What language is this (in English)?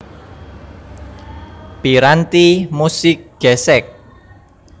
Javanese